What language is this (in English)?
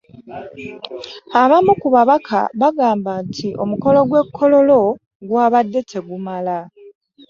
Ganda